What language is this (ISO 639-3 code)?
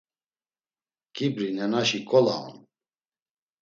lzz